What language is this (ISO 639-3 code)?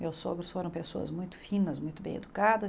por